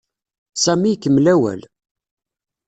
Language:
Kabyle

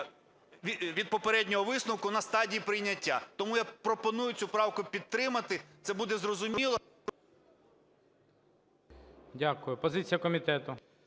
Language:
Ukrainian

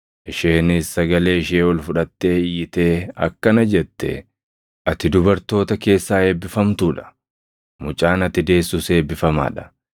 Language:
Oromo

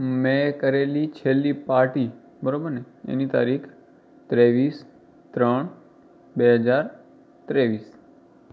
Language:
Gujarati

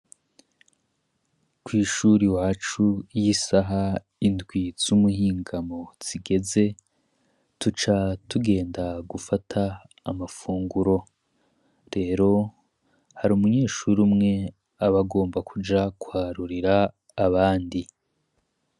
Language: Rundi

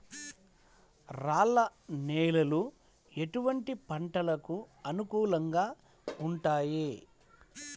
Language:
Telugu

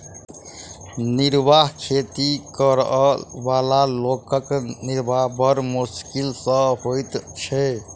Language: Maithili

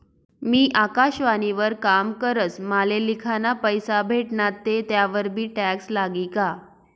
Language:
Marathi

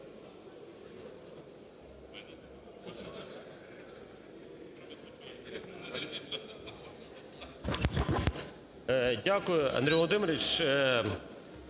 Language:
Ukrainian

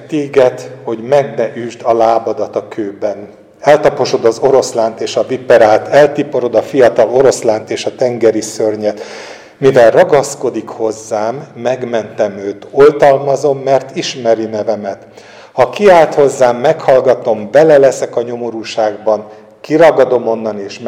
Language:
Hungarian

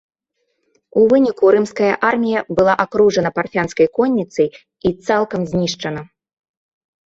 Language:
Belarusian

